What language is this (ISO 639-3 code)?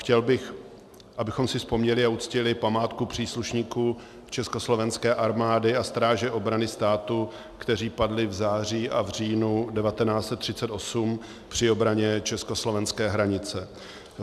ces